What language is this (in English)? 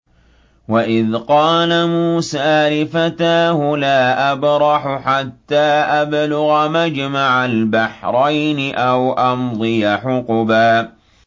Arabic